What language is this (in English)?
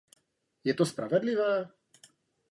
Czech